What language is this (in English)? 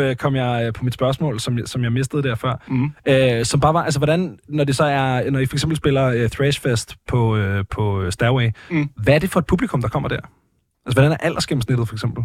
Danish